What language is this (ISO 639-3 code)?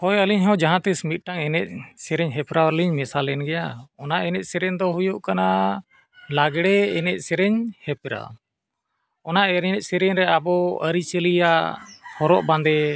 sat